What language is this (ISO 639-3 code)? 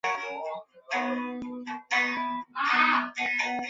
zho